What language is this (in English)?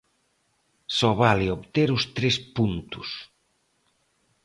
Galician